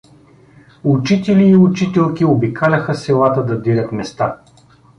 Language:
Bulgarian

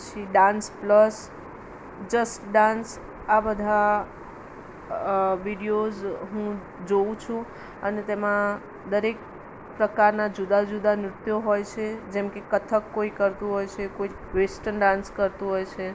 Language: Gujarati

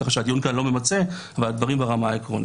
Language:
Hebrew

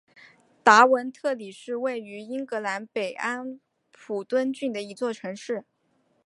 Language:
Chinese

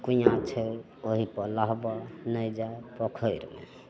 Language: Maithili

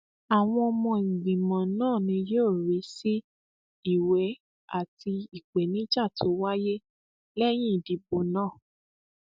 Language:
Yoruba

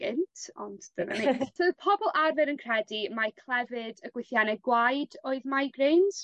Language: Welsh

